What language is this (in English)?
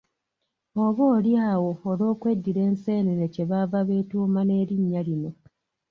Ganda